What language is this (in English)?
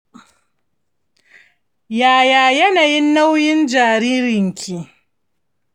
Hausa